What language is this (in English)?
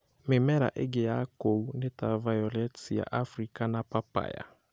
Kikuyu